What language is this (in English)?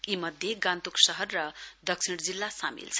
Nepali